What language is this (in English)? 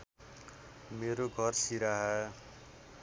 Nepali